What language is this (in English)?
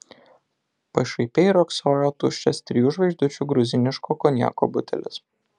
Lithuanian